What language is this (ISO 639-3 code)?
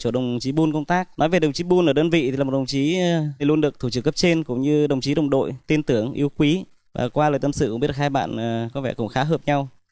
vie